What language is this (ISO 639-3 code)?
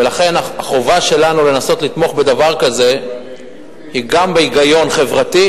heb